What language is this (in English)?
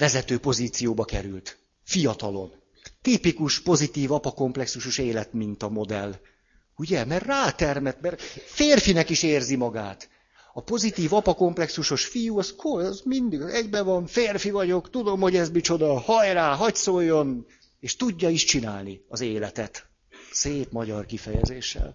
Hungarian